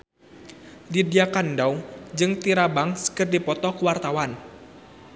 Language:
Sundanese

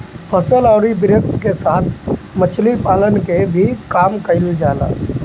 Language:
Bhojpuri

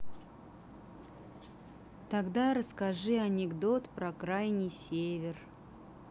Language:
Russian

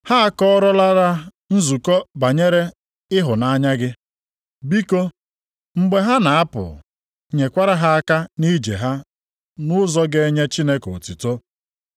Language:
Igbo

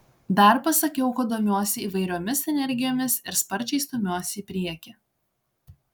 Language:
Lithuanian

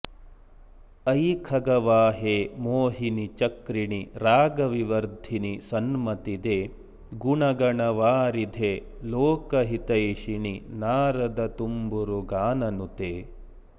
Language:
Sanskrit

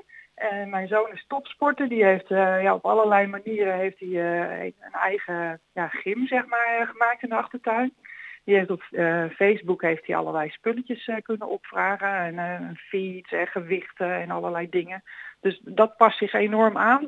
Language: Dutch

